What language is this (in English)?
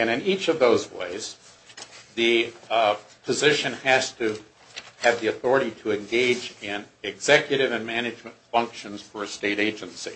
English